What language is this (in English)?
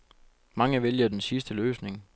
Danish